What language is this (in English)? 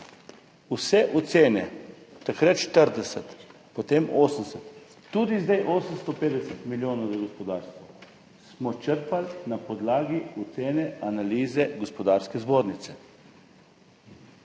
Slovenian